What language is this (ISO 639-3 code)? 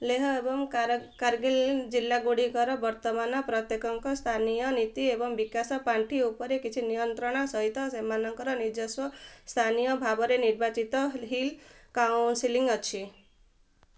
ori